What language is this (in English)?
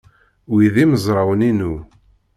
Kabyle